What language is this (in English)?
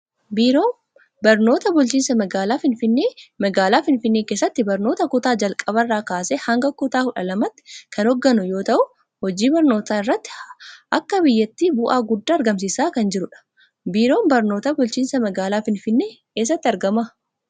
Oromo